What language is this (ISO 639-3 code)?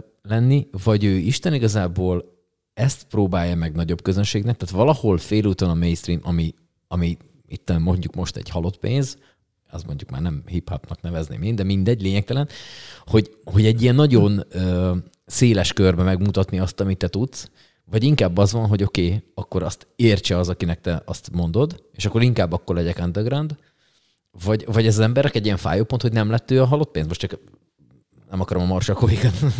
hun